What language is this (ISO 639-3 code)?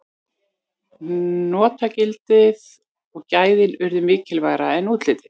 isl